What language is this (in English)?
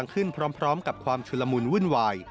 Thai